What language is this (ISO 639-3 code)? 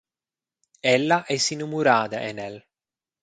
roh